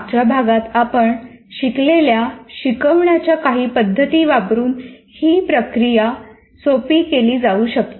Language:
Marathi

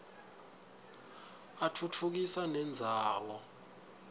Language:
Swati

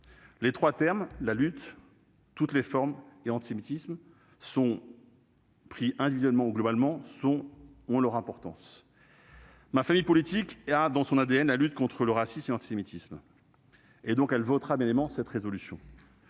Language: French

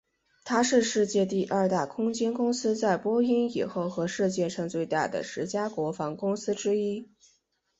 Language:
Chinese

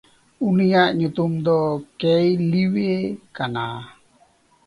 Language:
Santali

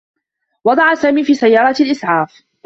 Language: Arabic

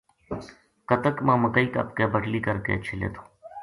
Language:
Gujari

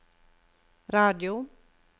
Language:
Norwegian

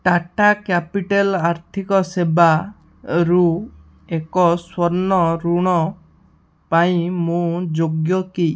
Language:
Odia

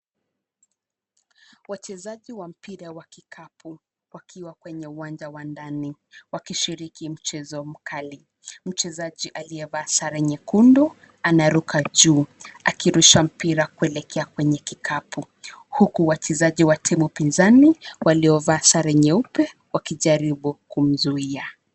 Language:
Swahili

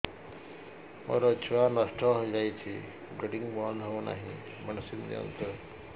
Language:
Odia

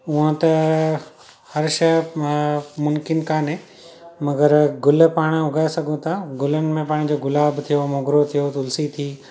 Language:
Sindhi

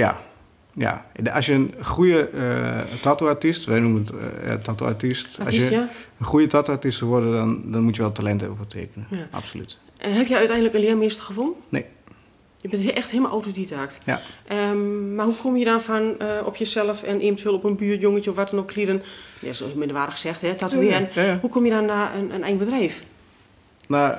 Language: Dutch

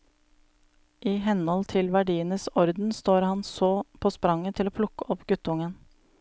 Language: Norwegian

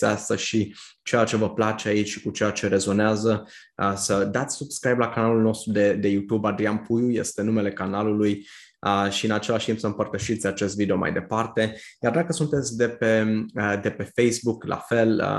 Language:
Romanian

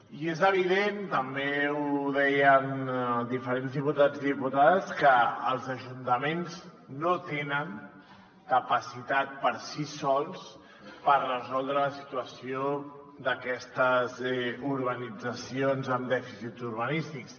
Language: Catalan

